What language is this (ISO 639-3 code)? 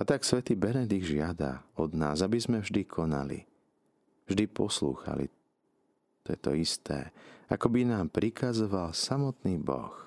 slk